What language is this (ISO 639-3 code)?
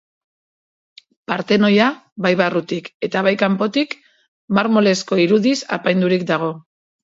eus